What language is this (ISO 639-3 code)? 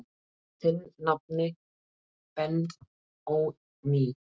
isl